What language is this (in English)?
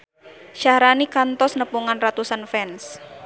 Sundanese